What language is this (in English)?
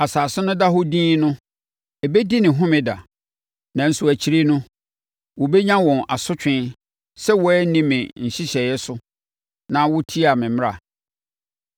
Akan